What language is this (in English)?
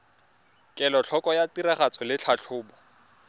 Tswana